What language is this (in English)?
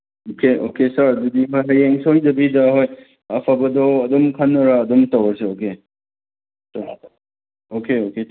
Manipuri